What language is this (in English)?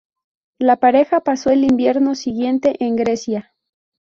Spanish